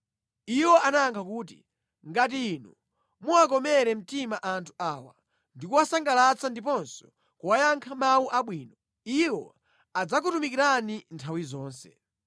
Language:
Nyanja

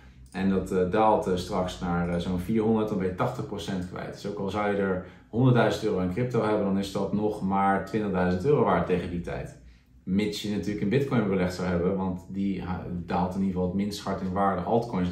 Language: Dutch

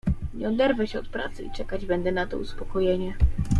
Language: Polish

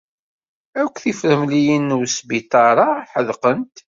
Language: Kabyle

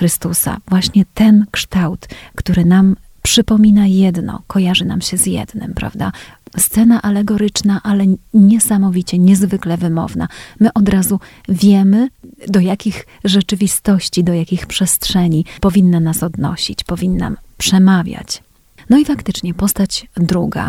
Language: Polish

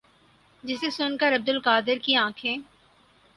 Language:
Urdu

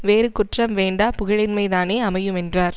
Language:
Tamil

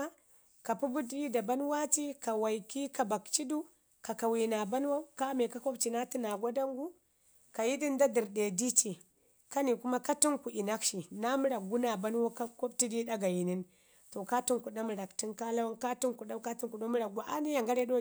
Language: Ngizim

